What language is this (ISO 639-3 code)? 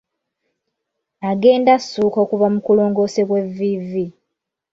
lug